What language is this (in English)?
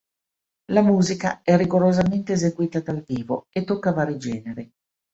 Italian